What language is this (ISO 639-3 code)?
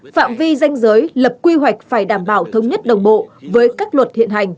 vie